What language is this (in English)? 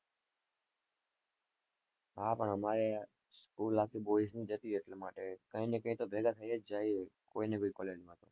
Gujarati